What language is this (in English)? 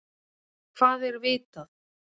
Icelandic